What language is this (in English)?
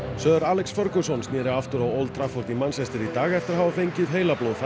Icelandic